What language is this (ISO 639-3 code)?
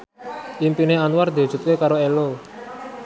jav